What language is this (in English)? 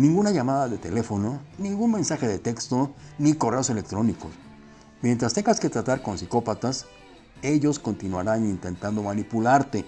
Spanish